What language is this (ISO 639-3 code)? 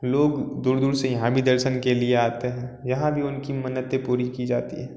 hin